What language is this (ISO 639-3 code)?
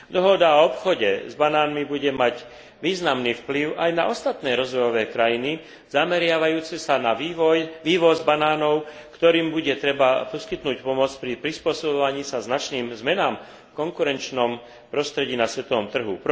slk